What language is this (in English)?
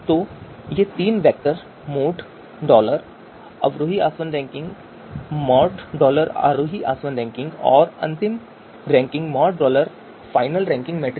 Hindi